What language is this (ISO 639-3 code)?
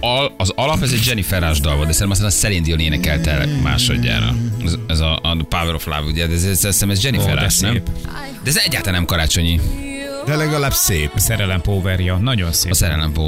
hun